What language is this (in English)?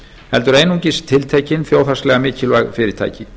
Icelandic